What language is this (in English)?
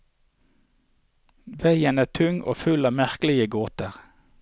Norwegian